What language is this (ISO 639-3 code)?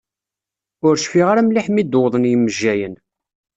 kab